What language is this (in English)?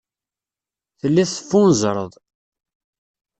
Kabyle